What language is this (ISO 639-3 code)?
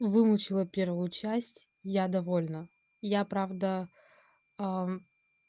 rus